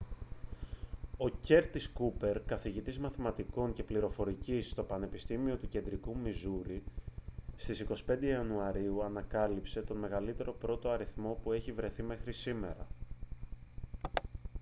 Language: Greek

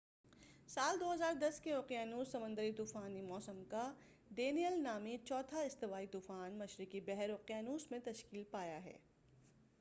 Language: Urdu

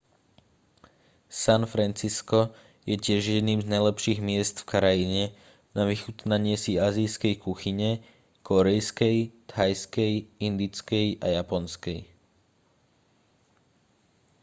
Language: Slovak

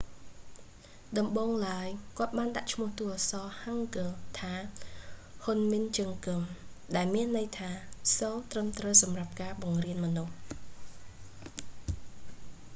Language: Khmer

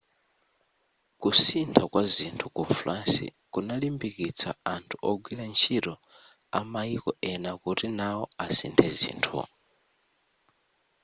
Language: Nyanja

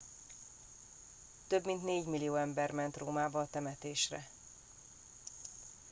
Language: Hungarian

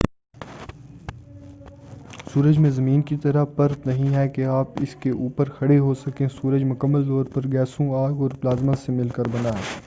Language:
Urdu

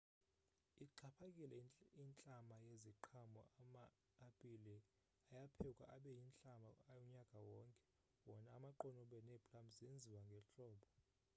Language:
Xhosa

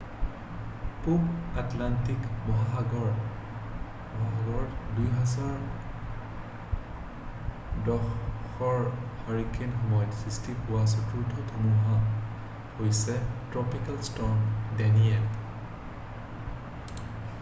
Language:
Assamese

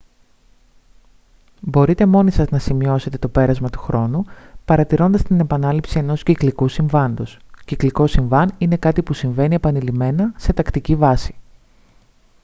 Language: Greek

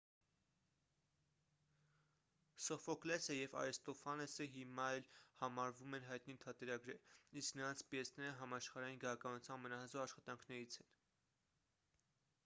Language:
Armenian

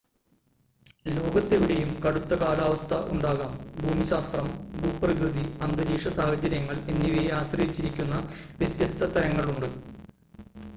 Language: Malayalam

